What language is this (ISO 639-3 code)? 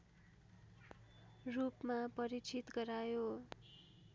nep